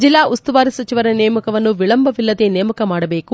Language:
Kannada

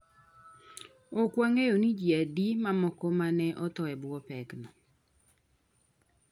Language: Luo (Kenya and Tanzania)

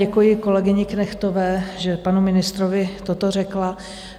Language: Czech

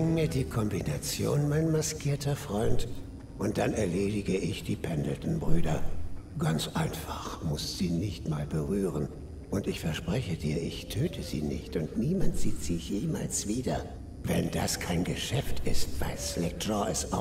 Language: German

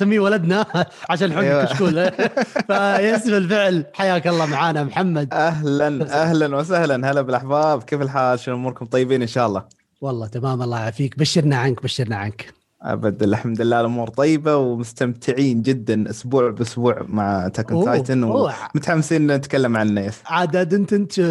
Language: Arabic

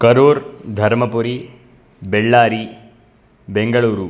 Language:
Sanskrit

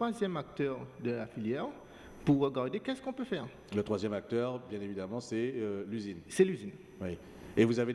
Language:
French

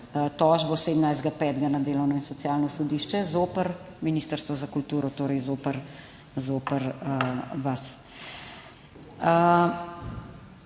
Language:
Slovenian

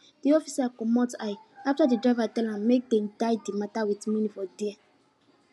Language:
Nigerian Pidgin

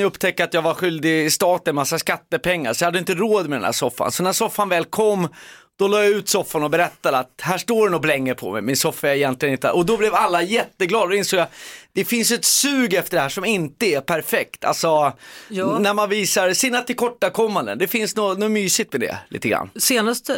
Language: Swedish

